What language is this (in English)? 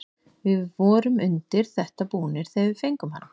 Icelandic